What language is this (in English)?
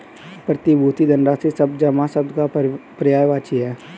Hindi